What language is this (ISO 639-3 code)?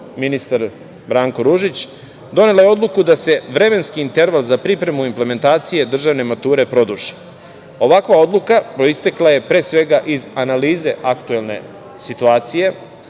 srp